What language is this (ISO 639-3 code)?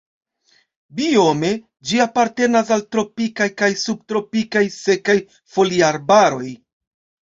epo